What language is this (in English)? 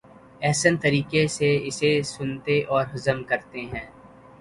Urdu